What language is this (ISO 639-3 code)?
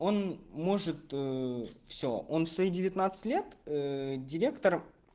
rus